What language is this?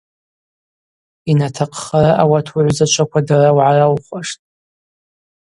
Abaza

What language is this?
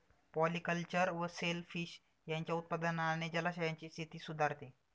Marathi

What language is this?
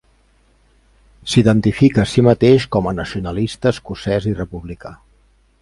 Catalan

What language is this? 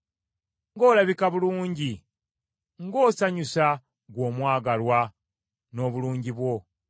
Ganda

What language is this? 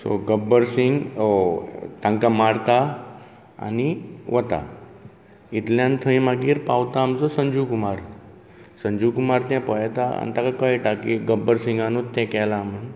Konkani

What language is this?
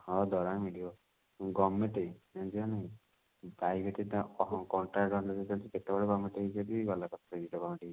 Odia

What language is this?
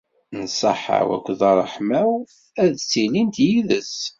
Kabyle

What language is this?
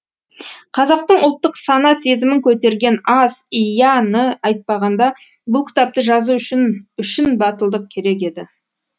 Kazakh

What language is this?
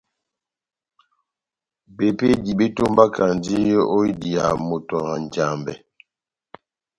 Batanga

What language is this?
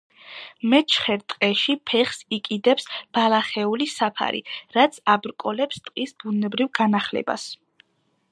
Georgian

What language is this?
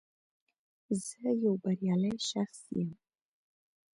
Pashto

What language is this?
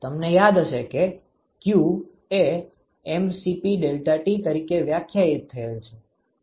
Gujarati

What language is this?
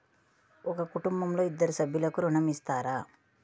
Telugu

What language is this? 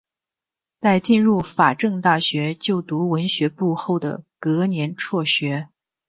Chinese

